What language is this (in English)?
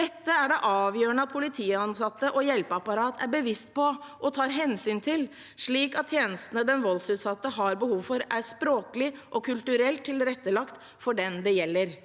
Norwegian